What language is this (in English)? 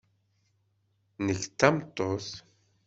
Kabyle